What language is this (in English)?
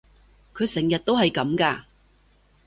Cantonese